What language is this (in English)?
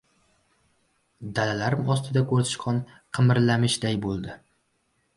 Uzbek